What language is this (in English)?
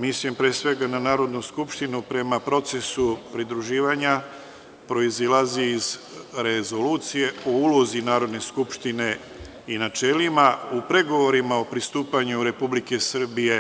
Serbian